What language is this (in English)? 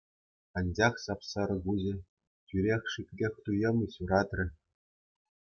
Chuvash